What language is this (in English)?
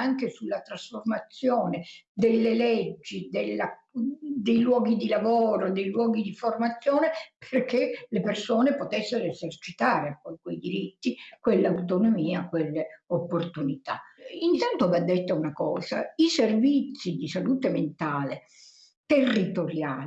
Italian